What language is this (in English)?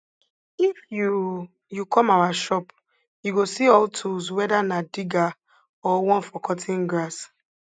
Nigerian Pidgin